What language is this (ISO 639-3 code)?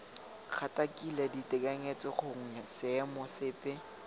tsn